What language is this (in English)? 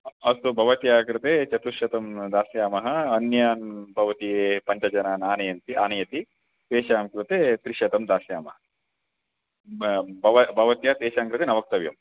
Sanskrit